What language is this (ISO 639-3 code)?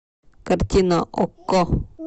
rus